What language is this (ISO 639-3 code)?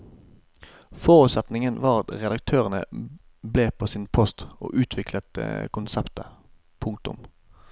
nor